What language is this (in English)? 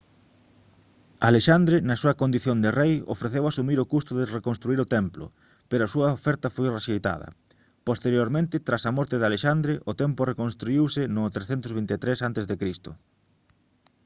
Galician